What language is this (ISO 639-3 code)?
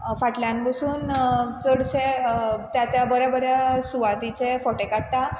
kok